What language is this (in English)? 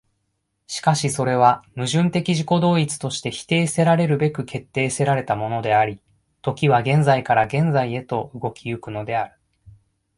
Japanese